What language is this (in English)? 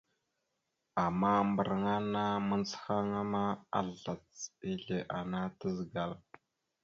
Mada (Cameroon)